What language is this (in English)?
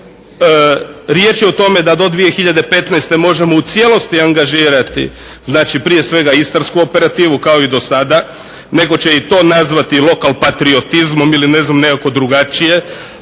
Croatian